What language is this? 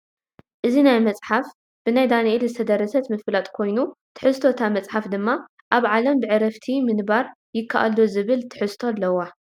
Tigrinya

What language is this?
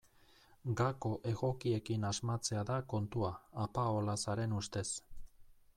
Basque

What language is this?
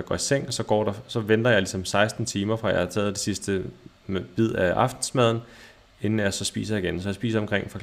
Danish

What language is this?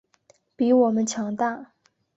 Chinese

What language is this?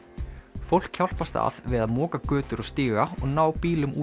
Icelandic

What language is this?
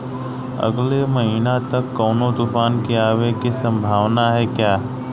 Bhojpuri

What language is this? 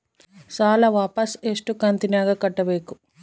Kannada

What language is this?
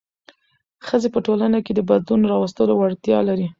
Pashto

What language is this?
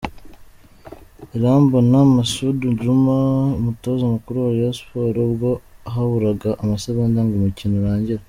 Kinyarwanda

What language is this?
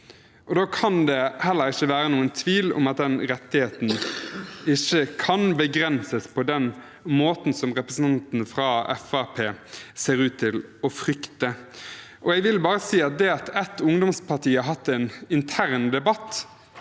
Norwegian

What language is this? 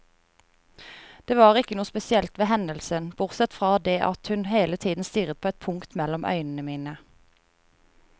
Norwegian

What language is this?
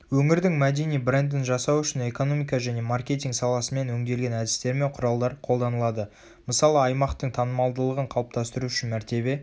Kazakh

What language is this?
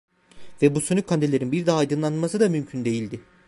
Turkish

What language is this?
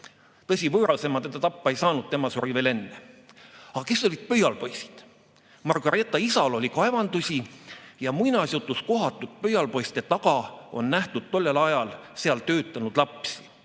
Estonian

